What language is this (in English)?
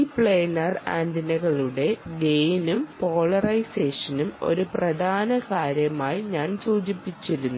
Malayalam